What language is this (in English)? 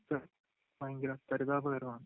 Malayalam